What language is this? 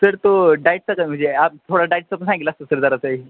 Marathi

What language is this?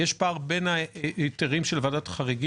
Hebrew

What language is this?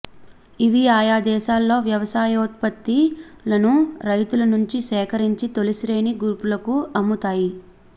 Telugu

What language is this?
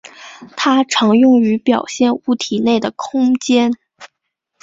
Chinese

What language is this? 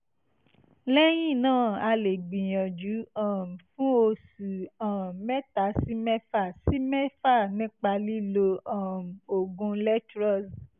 Yoruba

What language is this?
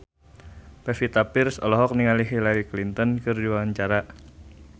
Sundanese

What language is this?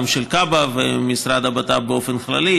Hebrew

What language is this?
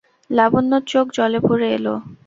Bangla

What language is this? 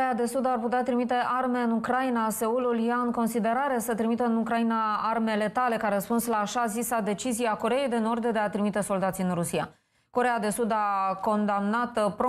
Romanian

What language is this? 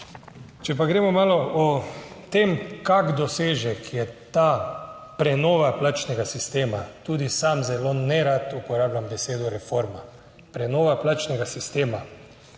Slovenian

